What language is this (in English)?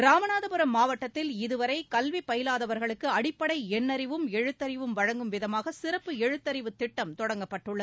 Tamil